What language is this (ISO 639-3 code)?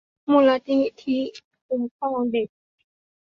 tha